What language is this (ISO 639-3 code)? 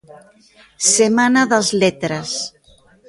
glg